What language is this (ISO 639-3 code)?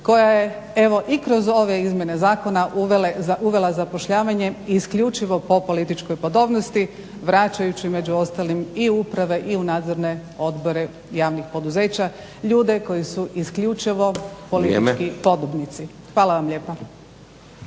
hrv